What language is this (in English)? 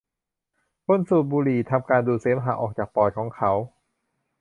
Thai